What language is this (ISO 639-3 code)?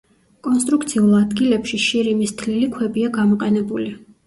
kat